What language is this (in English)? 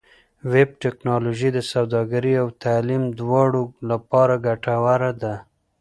Pashto